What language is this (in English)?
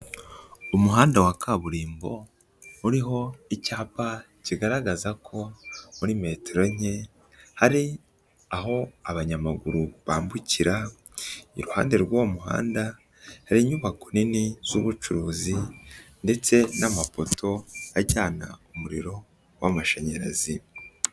Kinyarwanda